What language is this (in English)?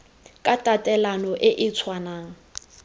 Tswana